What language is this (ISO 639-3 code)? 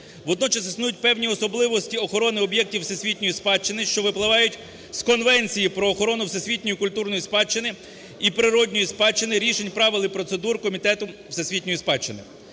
ukr